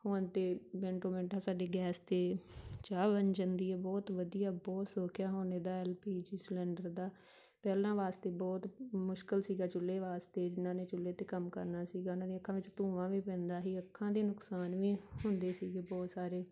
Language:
Punjabi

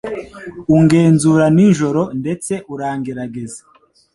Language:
Kinyarwanda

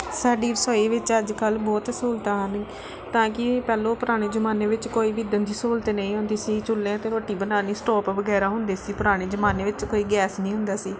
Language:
Punjabi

